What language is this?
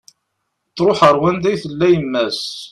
Kabyle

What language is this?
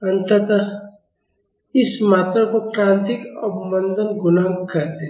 Hindi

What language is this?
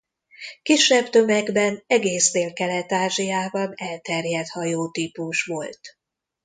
Hungarian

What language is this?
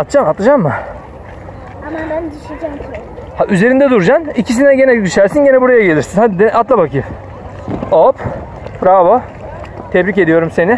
Turkish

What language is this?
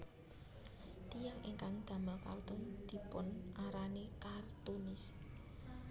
Javanese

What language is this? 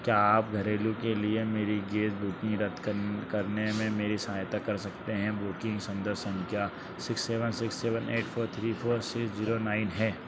Hindi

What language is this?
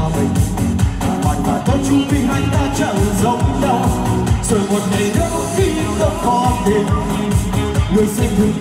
Thai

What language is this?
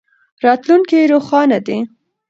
Pashto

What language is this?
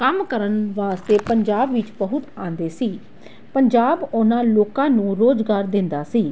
Punjabi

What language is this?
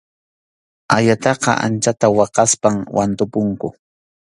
Arequipa-La Unión Quechua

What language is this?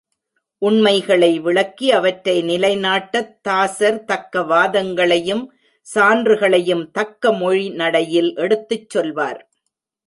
Tamil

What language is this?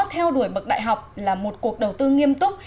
Vietnamese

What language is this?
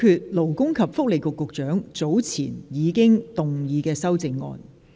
Cantonese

